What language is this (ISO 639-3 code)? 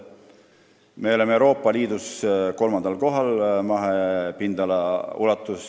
est